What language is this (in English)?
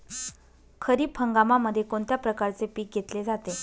Marathi